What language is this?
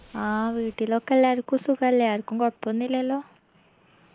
Malayalam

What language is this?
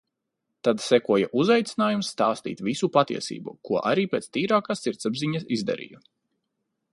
Latvian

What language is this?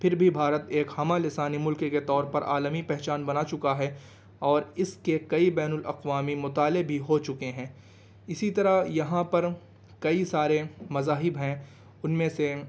Urdu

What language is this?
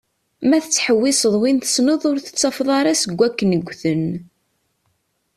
Kabyle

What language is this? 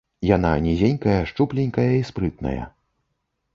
Belarusian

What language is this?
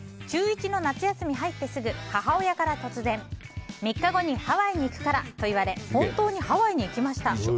Japanese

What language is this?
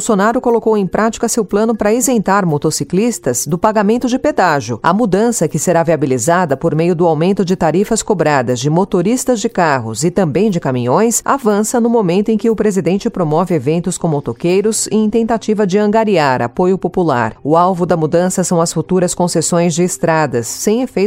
Portuguese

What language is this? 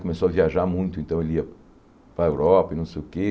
Portuguese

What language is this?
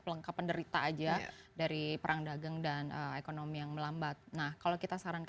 Indonesian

